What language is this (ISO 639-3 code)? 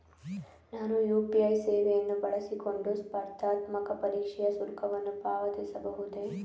kan